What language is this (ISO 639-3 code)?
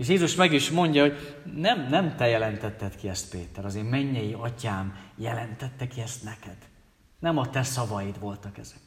hun